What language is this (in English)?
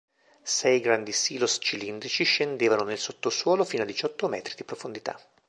Italian